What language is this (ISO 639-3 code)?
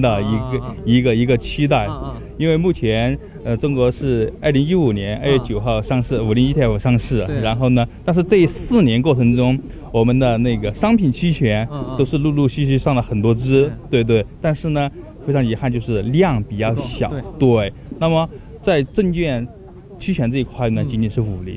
zho